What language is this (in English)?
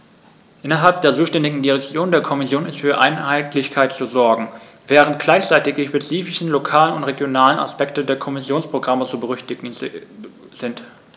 German